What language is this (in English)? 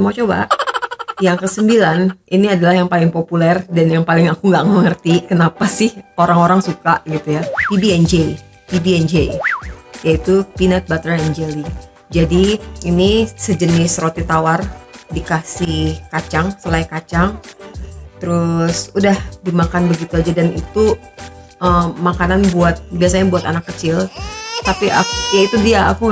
Indonesian